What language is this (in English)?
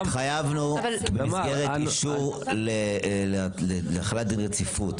Hebrew